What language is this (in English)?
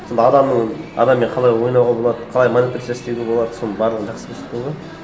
Kazakh